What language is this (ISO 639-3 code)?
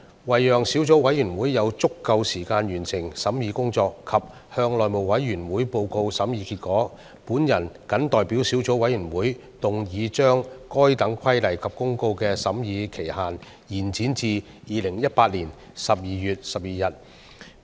yue